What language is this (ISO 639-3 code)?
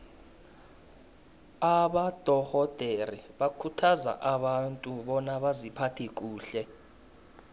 nbl